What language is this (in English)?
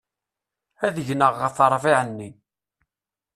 Kabyle